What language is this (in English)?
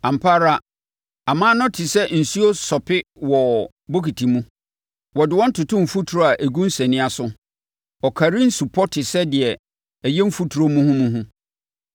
Akan